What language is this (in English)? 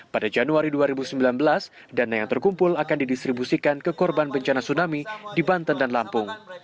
Indonesian